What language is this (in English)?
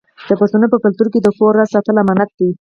Pashto